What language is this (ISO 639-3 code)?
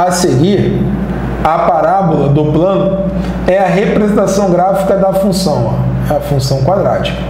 por